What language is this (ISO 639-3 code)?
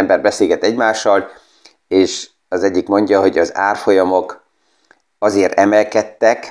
hun